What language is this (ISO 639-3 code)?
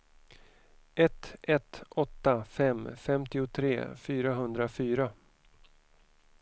swe